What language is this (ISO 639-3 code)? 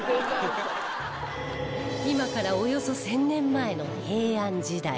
jpn